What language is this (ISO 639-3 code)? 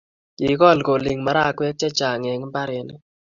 kln